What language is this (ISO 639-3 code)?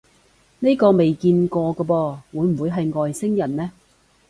yue